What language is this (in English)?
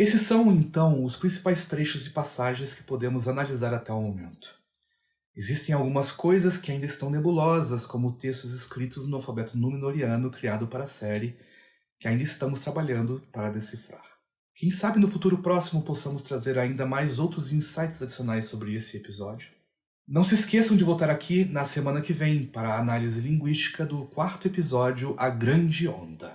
Portuguese